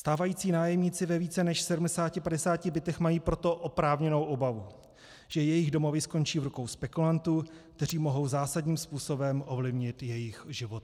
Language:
Czech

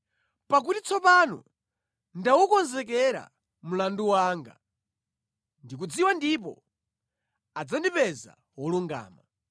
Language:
Nyanja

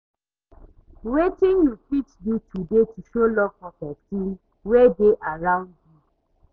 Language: Nigerian Pidgin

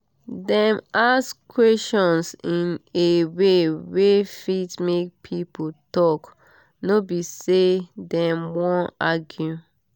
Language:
Nigerian Pidgin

